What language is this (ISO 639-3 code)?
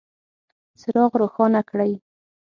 pus